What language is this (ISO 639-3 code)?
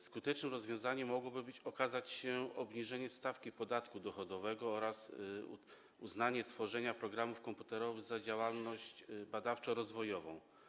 pol